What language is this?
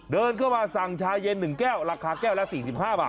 Thai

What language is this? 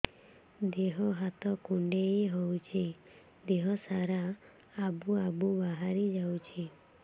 Odia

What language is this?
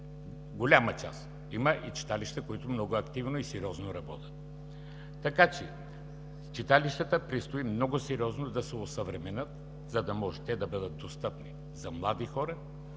Bulgarian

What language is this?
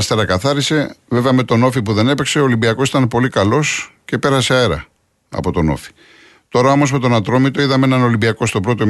Greek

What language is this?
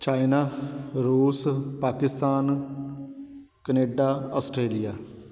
Punjabi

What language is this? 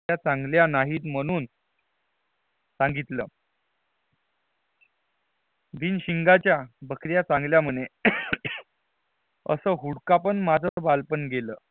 Marathi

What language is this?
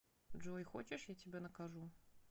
Russian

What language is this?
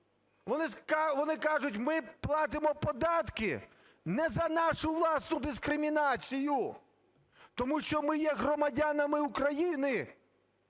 Ukrainian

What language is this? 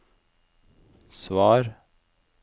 Norwegian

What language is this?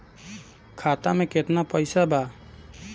Bhojpuri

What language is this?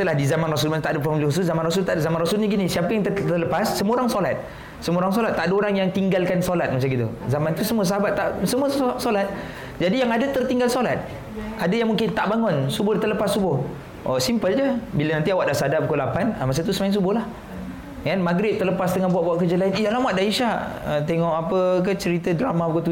Malay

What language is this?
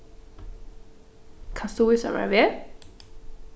Faroese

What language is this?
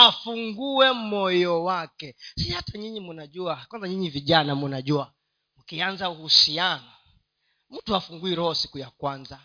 Swahili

